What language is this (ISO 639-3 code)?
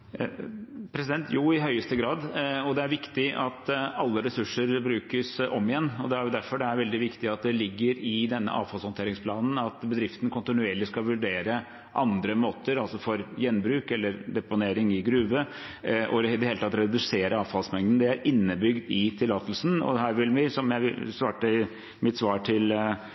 nob